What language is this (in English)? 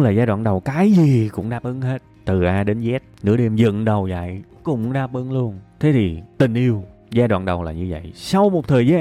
Vietnamese